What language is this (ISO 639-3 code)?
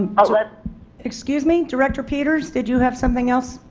eng